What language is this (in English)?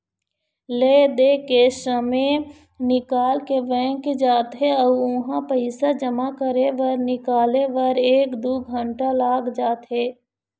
Chhattisgarhi